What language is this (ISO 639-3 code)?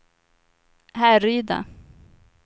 swe